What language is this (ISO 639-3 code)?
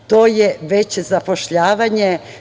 srp